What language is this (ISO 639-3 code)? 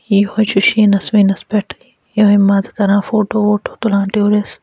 kas